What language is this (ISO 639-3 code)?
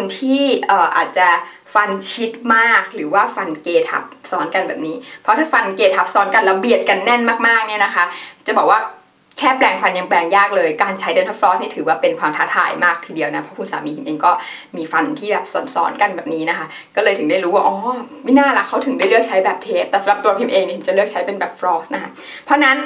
tha